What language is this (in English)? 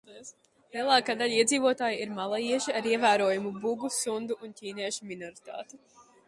Latvian